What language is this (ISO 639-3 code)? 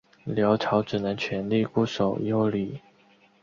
zho